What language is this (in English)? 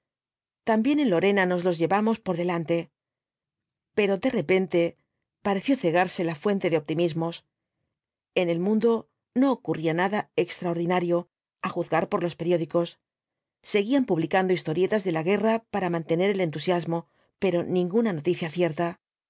Spanish